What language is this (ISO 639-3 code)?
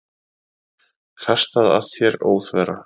isl